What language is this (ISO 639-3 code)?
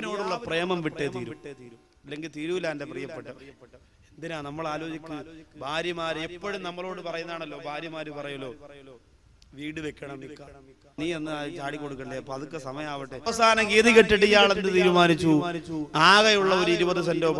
ara